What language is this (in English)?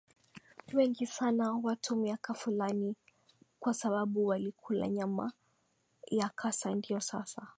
Swahili